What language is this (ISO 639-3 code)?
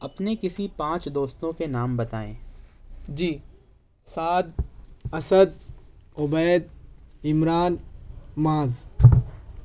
urd